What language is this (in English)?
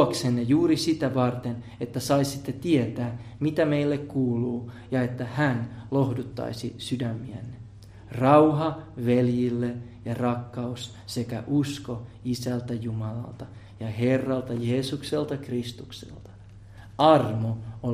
Finnish